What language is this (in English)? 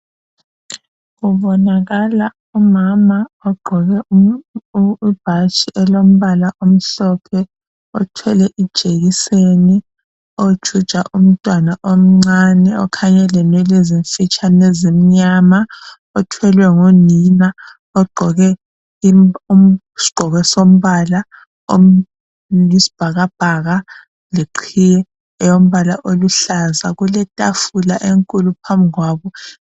North Ndebele